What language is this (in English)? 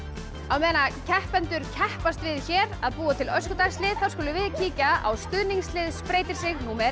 Icelandic